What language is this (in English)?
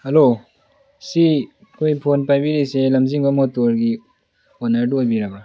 Manipuri